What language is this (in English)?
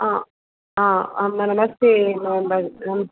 Sanskrit